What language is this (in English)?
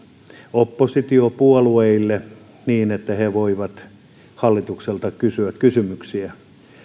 Finnish